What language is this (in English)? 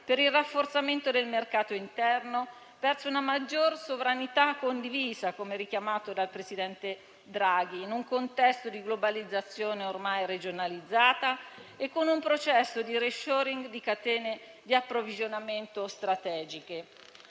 Italian